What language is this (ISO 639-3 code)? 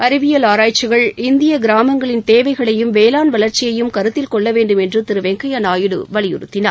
tam